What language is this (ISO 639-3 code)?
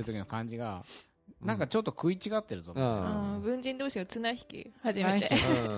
jpn